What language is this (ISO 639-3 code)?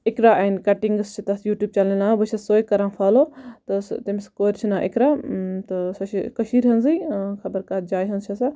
kas